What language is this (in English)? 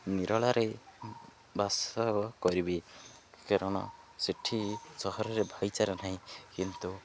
Odia